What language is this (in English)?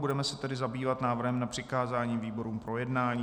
Czech